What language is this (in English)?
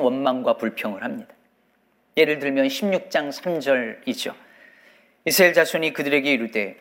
Korean